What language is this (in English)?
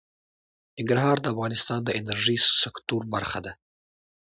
Pashto